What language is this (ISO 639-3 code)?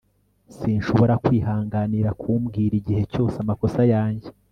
kin